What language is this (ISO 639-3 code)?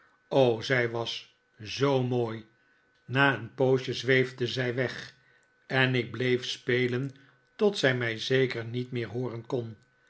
nld